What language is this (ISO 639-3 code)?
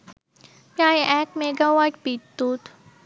ben